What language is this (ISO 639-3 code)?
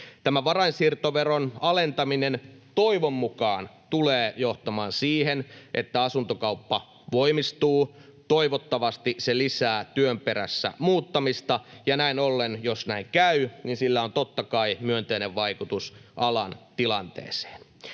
fin